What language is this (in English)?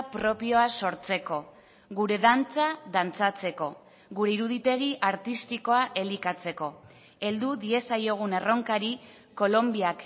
Basque